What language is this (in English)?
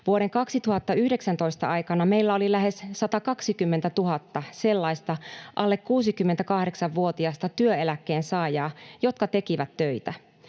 Finnish